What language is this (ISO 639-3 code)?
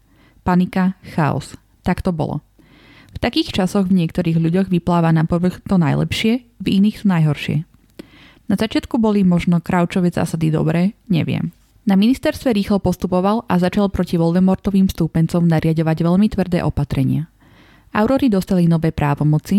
slk